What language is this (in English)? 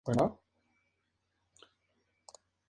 Spanish